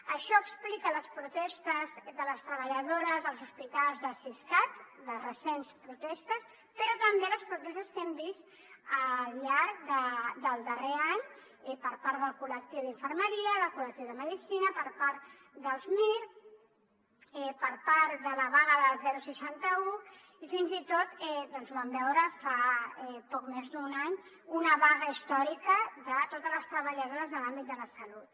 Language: Catalan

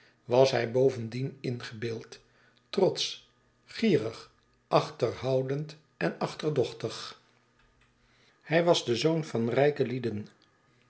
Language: Dutch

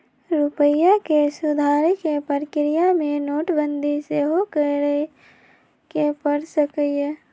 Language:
Magahi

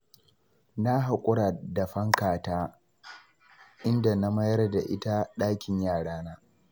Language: Hausa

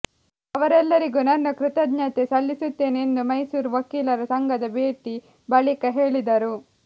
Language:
Kannada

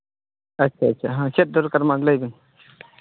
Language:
Santali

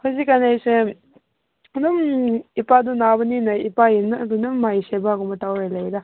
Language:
Manipuri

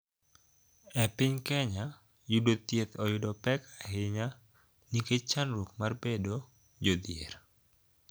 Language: Luo (Kenya and Tanzania)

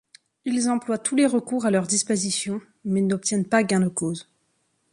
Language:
French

